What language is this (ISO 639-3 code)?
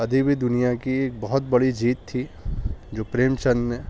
urd